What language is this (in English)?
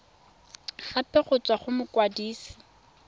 Tswana